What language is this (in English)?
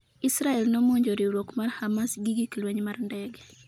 Luo (Kenya and Tanzania)